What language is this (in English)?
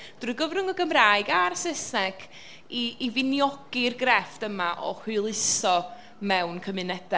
Welsh